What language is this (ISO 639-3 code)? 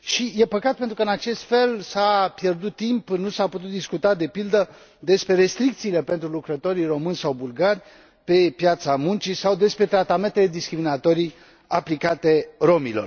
ron